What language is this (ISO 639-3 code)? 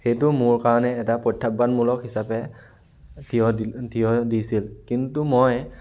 asm